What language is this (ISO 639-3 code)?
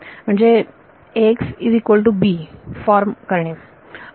mar